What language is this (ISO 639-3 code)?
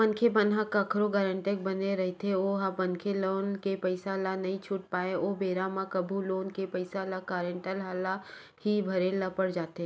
hne